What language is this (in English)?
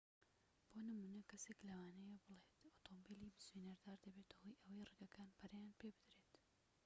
Central Kurdish